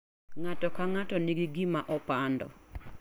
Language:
Luo (Kenya and Tanzania)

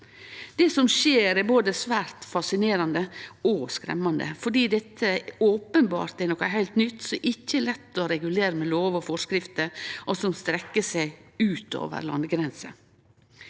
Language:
Norwegian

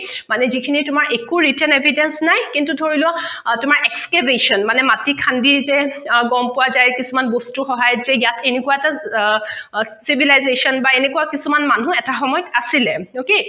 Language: Assamese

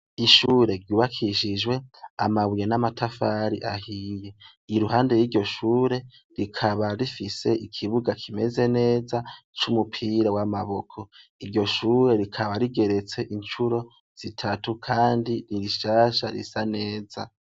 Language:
Rundi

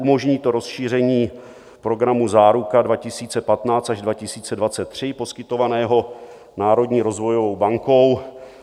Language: Czech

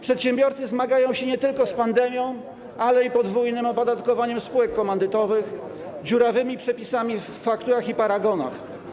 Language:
Polish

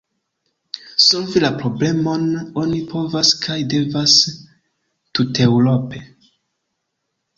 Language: Esperanto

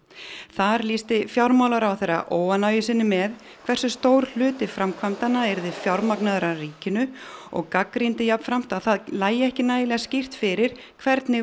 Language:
Icelandic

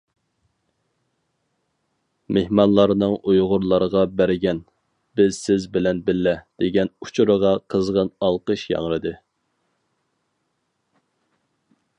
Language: Uyghur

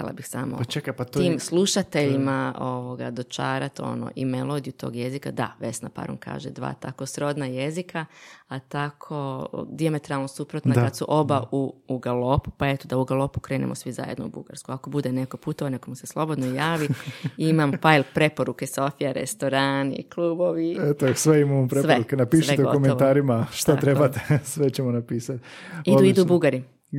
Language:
Croatian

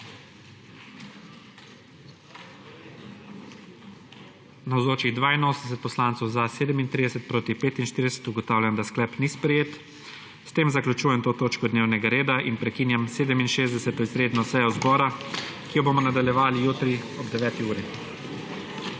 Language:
Slovenian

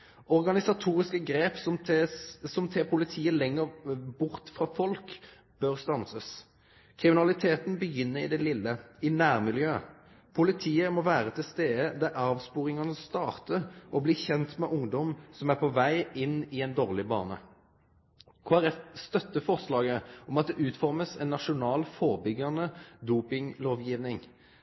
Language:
Norwegian Nynorsk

